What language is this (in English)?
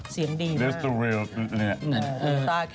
Thai